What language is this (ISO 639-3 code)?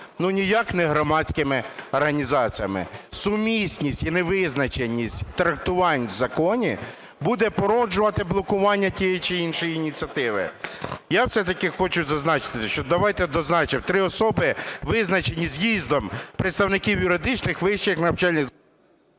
ukr